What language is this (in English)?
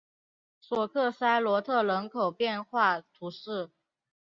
Chinese